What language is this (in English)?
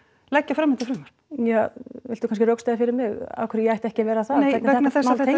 Icelandic